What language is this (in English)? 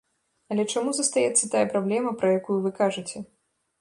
Belarusian